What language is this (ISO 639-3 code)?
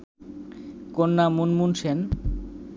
ben